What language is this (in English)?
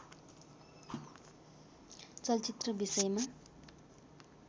Nepali